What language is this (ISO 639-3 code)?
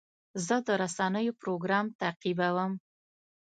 pus